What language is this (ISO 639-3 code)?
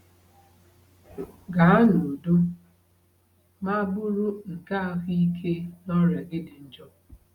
ibo